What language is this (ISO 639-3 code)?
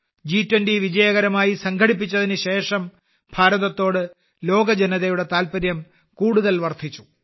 mal